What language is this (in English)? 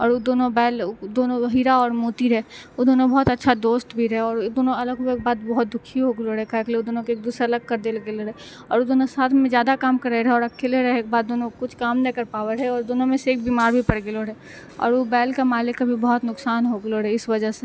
Maithili